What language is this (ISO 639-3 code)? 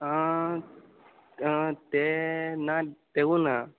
kok